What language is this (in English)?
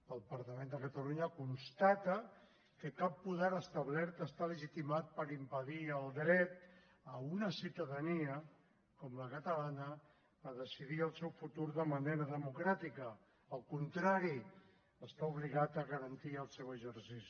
Catalan